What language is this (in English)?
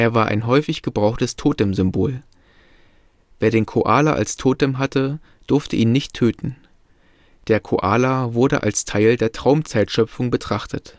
German